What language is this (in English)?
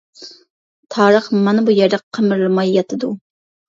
Uyghur